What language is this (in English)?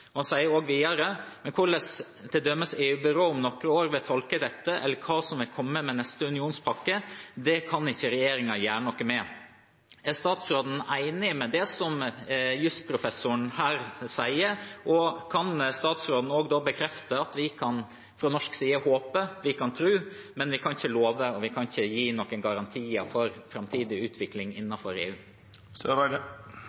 Norwegian